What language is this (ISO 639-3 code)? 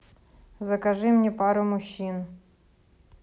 rus